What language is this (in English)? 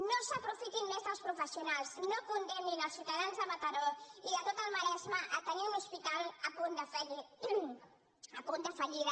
Catalan